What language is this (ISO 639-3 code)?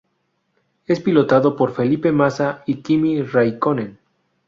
spa